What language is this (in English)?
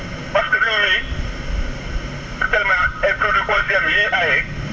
Wolof